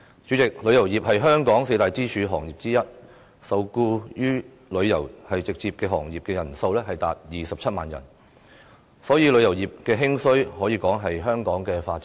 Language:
Cantonese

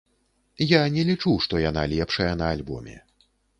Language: Belarusian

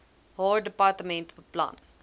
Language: Afrikaans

